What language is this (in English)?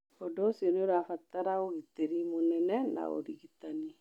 Kikuyu